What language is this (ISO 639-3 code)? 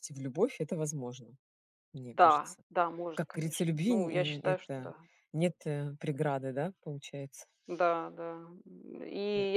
rus